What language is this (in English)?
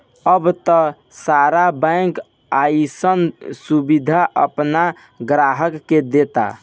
Bhojpuri